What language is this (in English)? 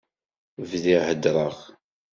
Kabyle